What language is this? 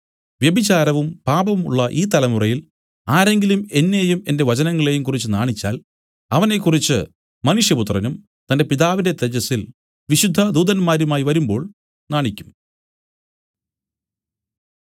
Malayalam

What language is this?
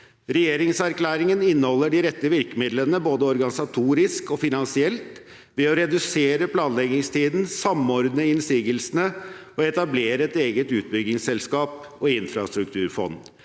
Norwegian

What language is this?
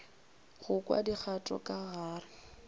Northern Sotho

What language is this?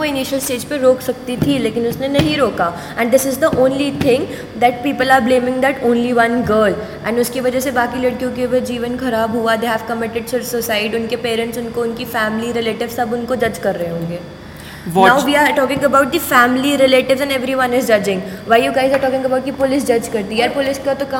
Hindi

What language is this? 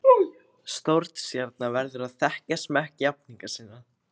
Icelandic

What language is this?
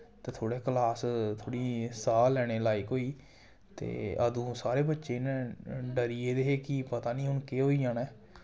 Dogri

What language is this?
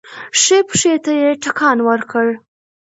Pashto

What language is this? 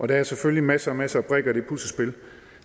Danish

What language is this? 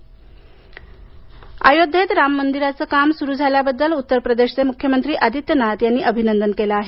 Marathi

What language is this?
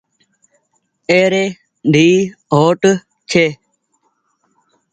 Goaria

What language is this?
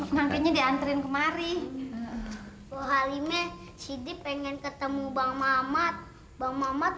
Indonesian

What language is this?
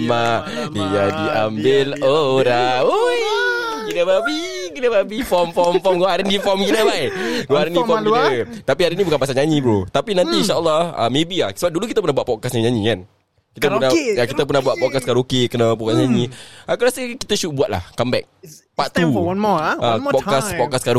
Malay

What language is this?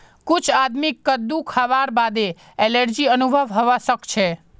Magahi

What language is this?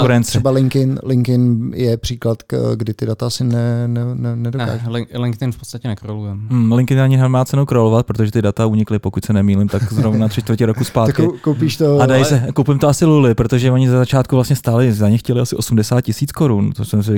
Czech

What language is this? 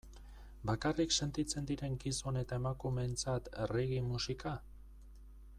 Basque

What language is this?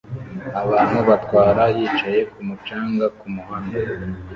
Kinyarwanda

